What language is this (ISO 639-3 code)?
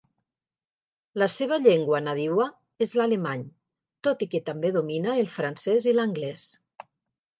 cat